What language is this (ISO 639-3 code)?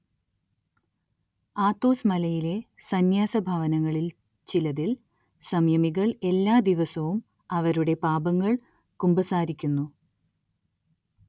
mal